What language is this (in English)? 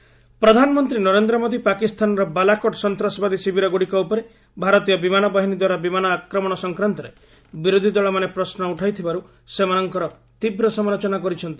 Odia